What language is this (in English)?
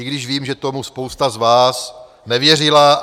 Czech